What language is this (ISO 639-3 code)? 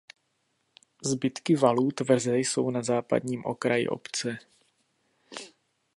ces